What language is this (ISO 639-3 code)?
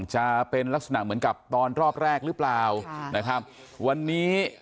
tha